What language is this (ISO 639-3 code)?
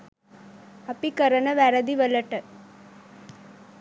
sin